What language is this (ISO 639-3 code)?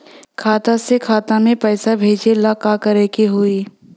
bho